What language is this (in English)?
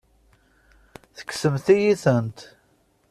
Kabyle